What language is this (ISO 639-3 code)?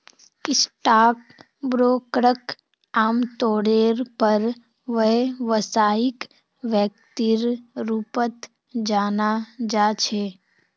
mag